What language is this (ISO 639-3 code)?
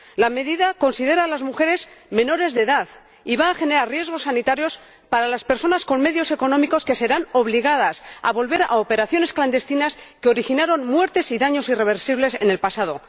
spa